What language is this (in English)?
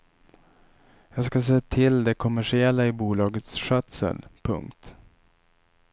Swedish